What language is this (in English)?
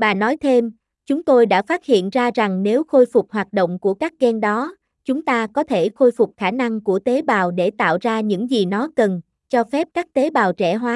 Vietnamese